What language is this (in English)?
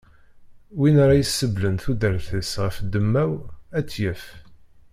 Kabyle